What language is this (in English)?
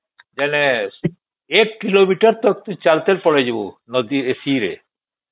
Odia